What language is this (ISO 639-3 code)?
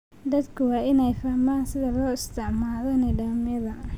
som